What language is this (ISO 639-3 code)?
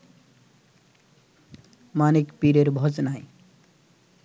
ben